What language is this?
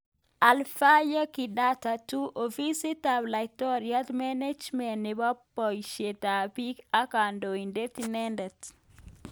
Kalenjin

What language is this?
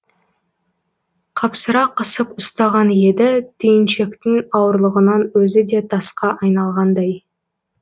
Kazakh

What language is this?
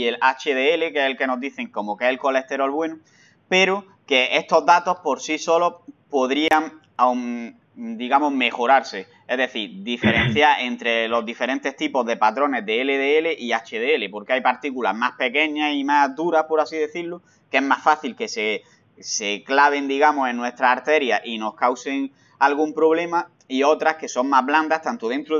Spanish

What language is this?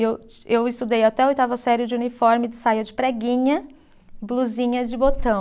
Portuguese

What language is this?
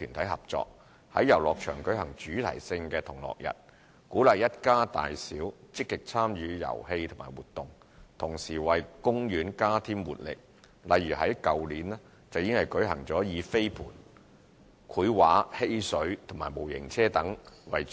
Cantonese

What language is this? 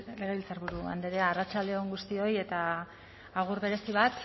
Basque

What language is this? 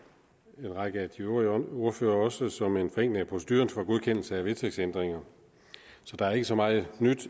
Danish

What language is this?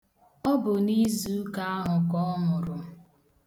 Igbo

